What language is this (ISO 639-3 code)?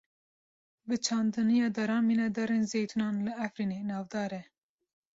kur